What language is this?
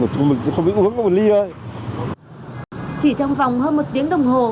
Vietnamese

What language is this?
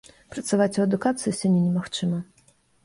Belarusian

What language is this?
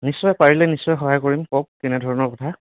Assamese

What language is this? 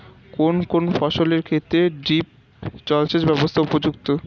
Bangla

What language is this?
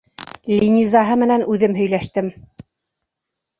Bashkir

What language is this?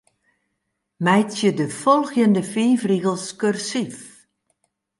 Western Frisian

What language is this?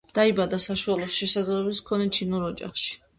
Georgian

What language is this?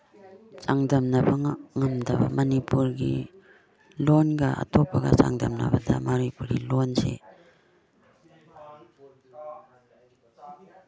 Manipuri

